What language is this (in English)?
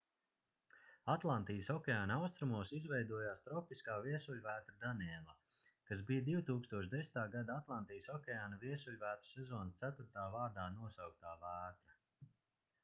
Latvian